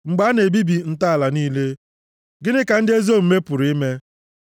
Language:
Igbo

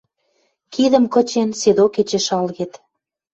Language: Western Mari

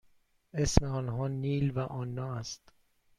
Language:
Persian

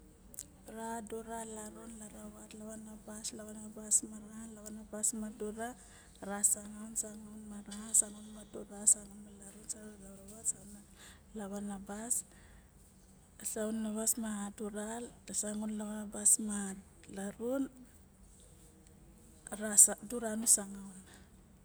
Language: Barok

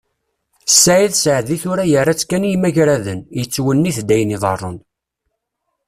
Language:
Kabyle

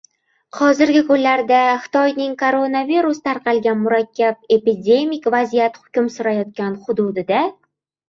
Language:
Uzbek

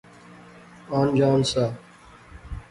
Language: Pahari-Potwari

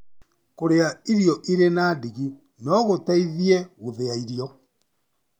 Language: Kikuyu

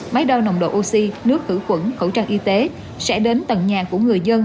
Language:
Vietnamese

